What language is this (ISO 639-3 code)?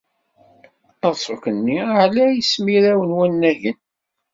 kab